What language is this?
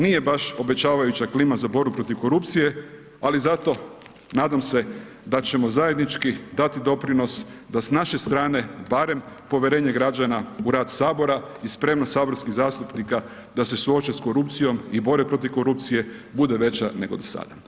Croatian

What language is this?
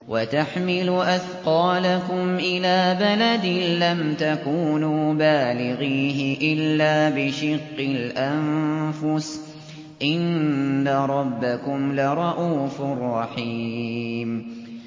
Arabic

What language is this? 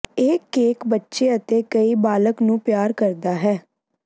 Punjabi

